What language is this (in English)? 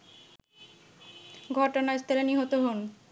Bangla